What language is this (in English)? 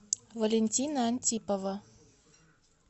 Russian